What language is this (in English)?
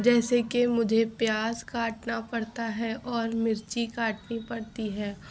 Urdu